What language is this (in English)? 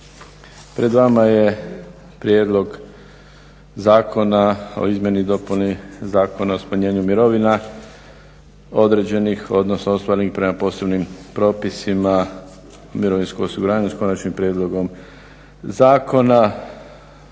Croatian